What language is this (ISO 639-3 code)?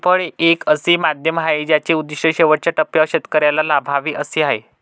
mar